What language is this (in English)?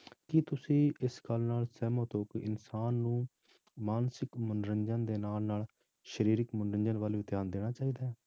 Punjabi